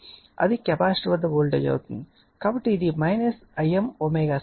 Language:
Telugu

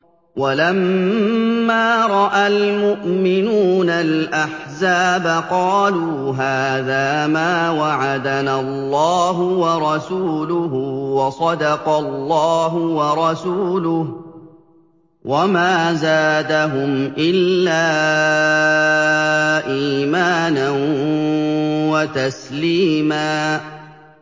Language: Arabic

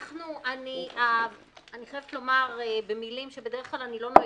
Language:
Hebrew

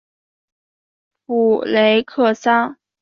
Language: Chinese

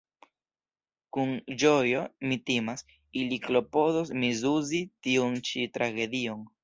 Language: Esperanto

